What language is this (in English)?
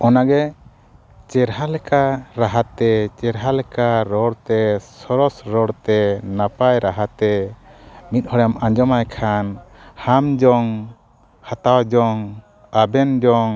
Santali